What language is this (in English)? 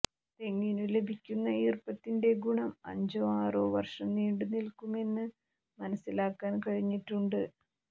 Malayalam